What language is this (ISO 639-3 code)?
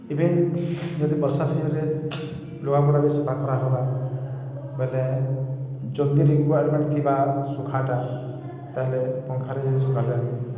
ori